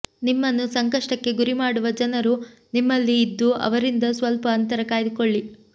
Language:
Kannada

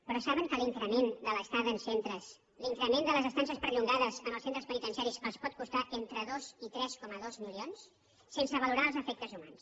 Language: Catalan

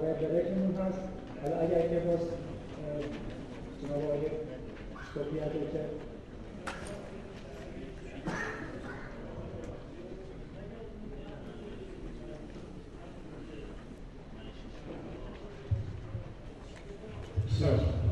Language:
Persian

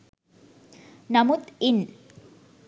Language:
Sinhala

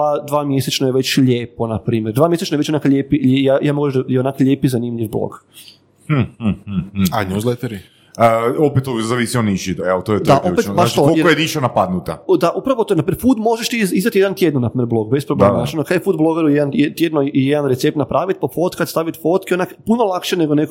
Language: Croatian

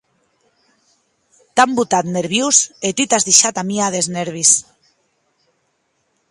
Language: Occitan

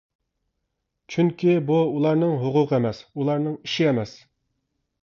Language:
Uyghur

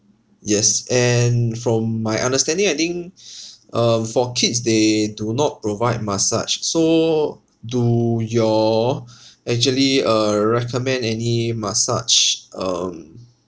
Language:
English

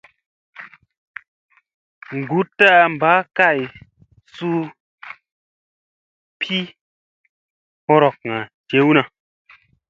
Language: Musey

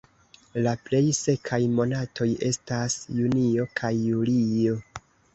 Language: Esperanto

